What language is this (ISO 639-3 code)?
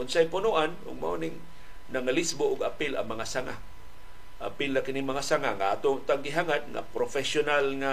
fil